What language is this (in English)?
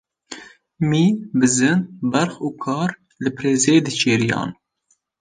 Kurdish